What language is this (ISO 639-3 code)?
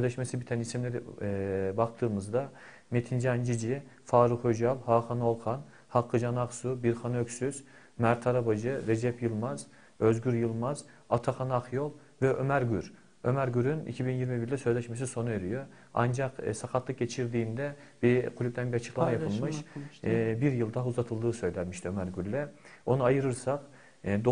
tur